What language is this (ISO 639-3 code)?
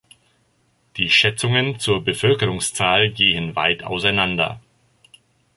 deu